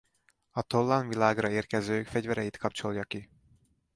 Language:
Hungarian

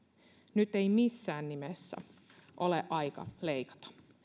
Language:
Finnish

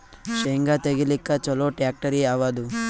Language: Kannada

